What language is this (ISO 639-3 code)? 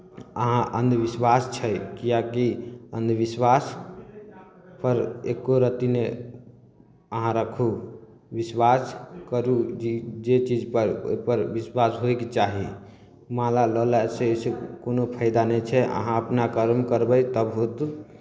mai